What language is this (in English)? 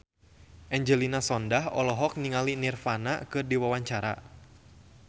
Sundanese